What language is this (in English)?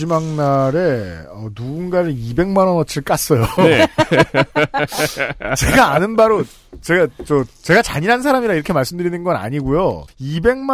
Korean